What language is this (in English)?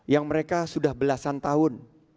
Indonesian